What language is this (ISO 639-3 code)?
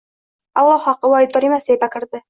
uzb